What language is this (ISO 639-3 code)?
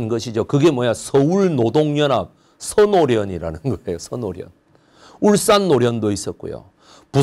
kor